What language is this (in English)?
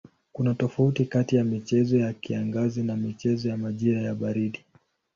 Swahili